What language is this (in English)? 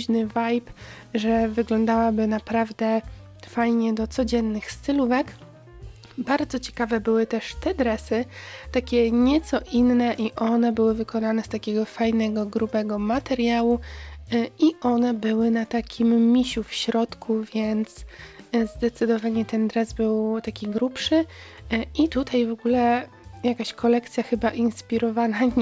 Polish